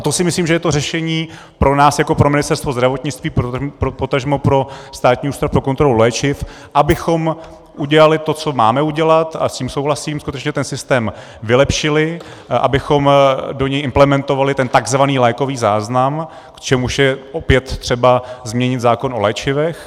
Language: Czech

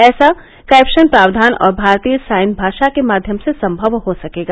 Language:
Hindi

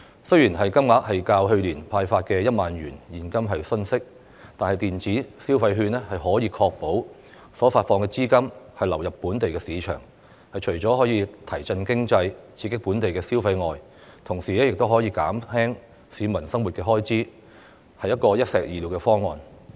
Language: Cantonese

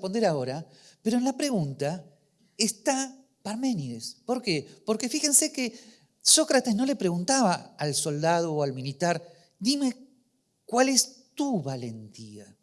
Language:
Spanish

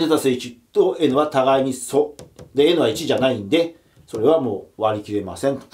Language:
Japanese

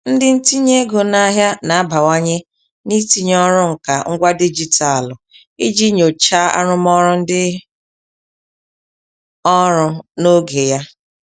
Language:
Igbo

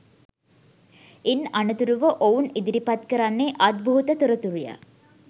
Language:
Sinhala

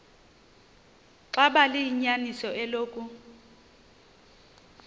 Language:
Xhosa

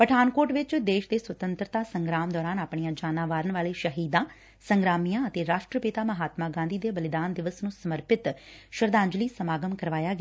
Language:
Punjabi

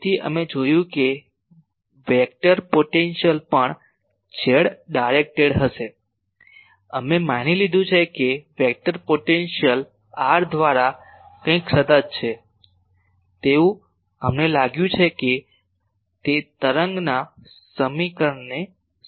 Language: Gujarati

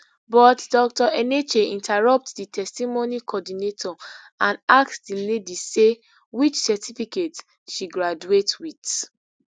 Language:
Nigerian Pidgin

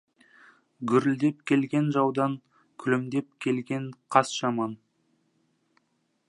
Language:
Kazakh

